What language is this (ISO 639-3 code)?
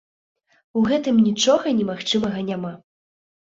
bel